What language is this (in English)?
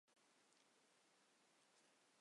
Chinese